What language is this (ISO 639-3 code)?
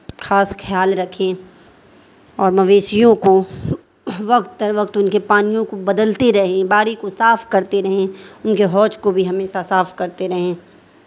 urd